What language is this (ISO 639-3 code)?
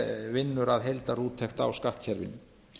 isl